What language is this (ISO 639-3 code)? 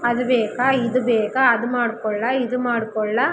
kan